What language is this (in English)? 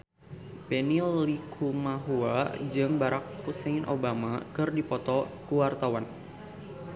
Sundanese